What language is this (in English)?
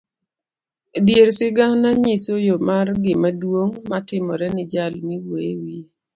Luo (Kenya and Tanzania)